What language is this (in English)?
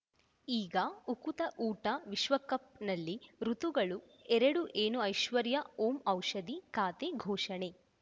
Kannada